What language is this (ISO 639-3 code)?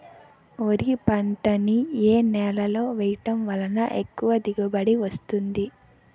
tel